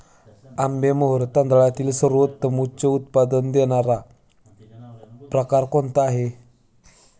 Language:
Marathi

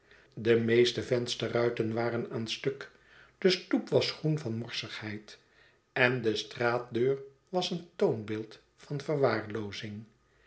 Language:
Dutch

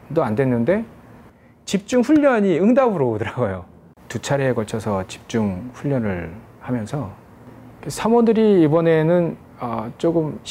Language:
Korean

